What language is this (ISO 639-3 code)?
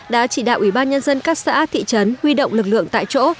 vie